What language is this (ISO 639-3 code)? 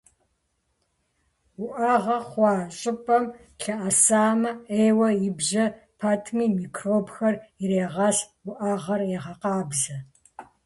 kbd